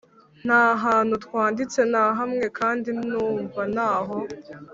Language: Kinyarwanda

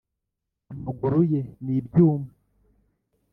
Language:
Kinyarwanda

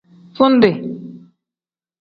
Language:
Tem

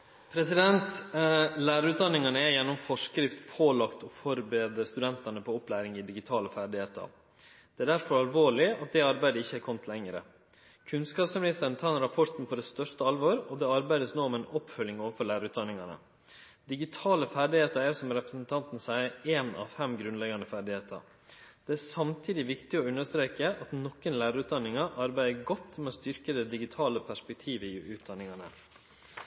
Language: Norwegian Nynorsk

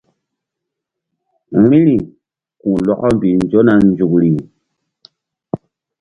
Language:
Mbum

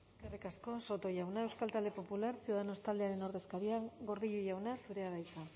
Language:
Basque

